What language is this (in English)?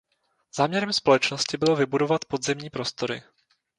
Czech